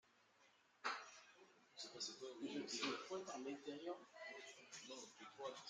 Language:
French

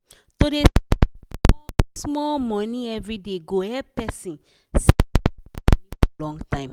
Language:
Nigerian Pidgin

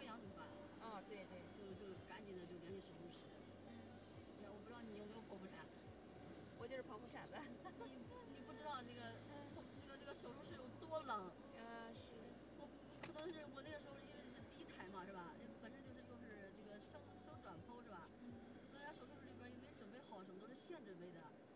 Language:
Chinese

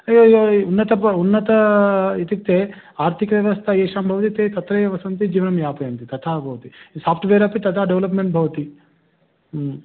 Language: Sanskrit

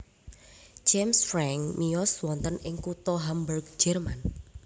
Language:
Javanese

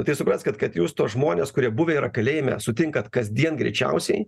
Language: Lithuanian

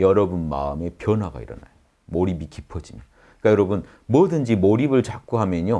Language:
Korean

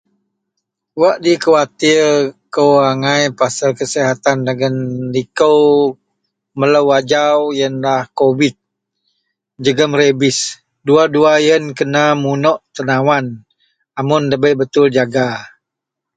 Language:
Central Melanau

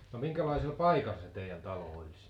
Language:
Finnish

